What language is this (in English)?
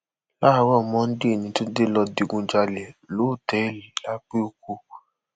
Yoruba